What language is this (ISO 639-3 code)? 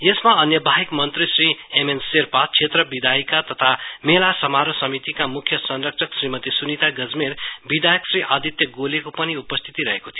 nep